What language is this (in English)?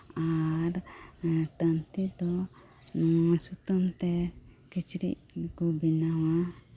Santali